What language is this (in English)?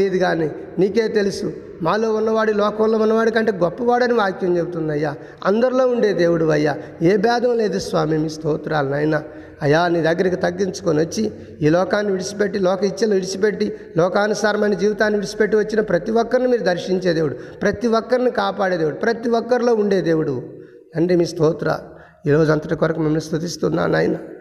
Telugu